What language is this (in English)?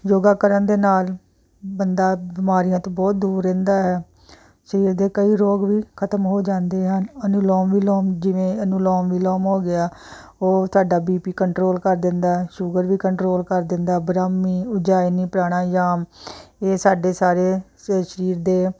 Punjabi